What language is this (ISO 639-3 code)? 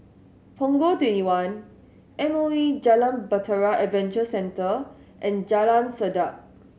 eng